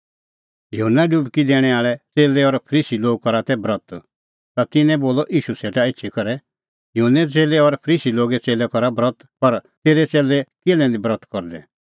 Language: Kullu Pahari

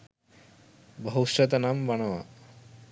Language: Sinhala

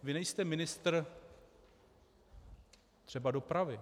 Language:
Czech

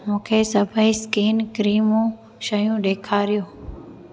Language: Sindhi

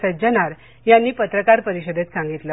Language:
Marathi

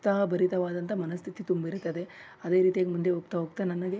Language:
Kannada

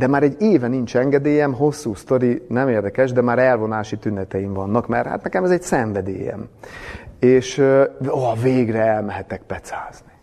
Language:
Hungarian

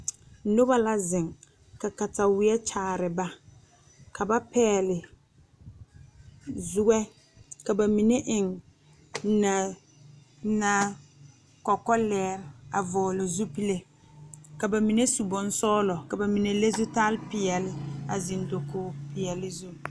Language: Southern Dagaare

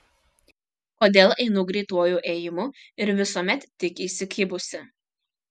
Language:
Lithuanian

